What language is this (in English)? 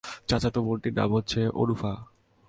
Bangla